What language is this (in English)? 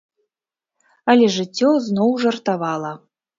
Belarusian